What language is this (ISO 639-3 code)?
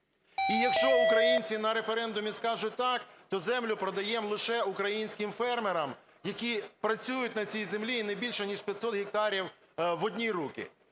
ukr